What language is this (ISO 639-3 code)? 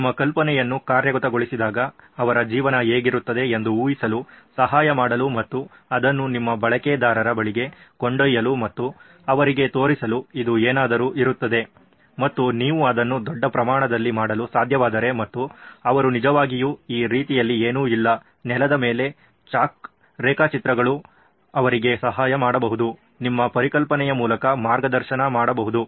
kan